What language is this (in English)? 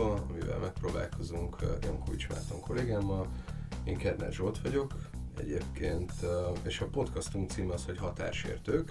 Hungarian